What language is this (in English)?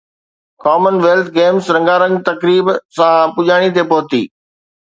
Sindhi